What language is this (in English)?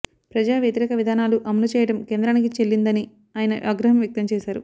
Telugu